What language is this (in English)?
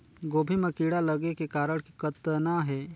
Chhattisgarhi